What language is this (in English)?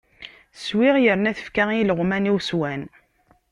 Kabyle